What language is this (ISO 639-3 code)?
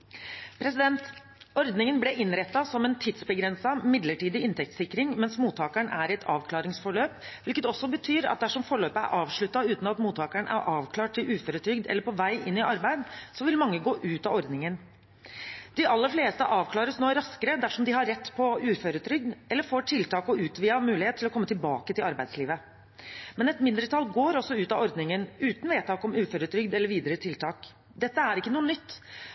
nob